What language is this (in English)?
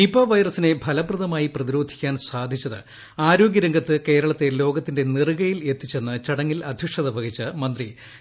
Malayalam